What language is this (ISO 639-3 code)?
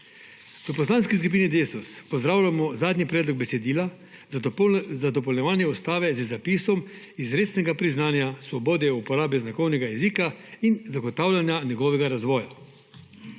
slv